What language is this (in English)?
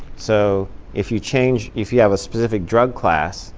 English